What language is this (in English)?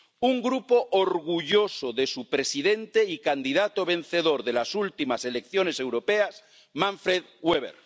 Spanish